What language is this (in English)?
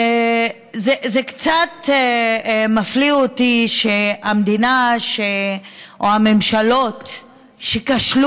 Hebrew